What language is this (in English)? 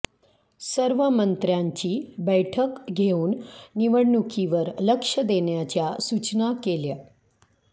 Marathi